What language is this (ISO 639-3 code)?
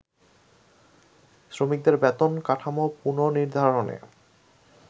ben